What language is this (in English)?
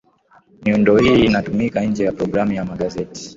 Swahili